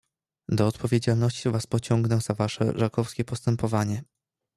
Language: Polish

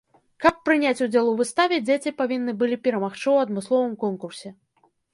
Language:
Belarusian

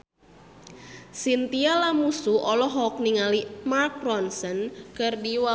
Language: Sundanese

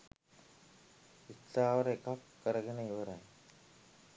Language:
Sinhala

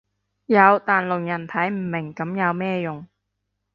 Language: Cantonese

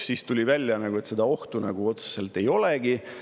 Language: Estonian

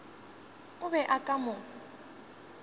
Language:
Northern Sotho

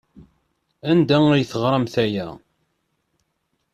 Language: Kabyle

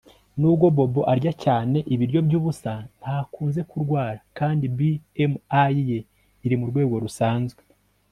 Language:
Kinyarwanda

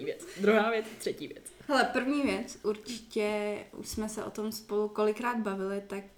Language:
Czech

